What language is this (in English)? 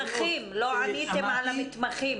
Hebrew